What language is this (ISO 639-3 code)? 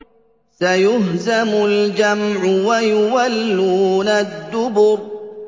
ara